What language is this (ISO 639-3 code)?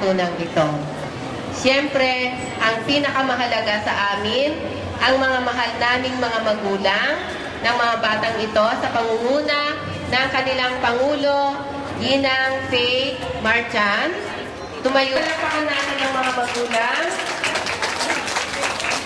fil